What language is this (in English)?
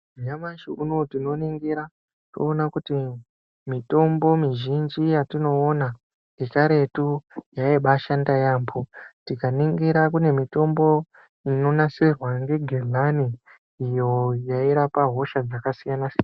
Ndau